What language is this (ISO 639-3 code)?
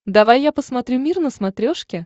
rus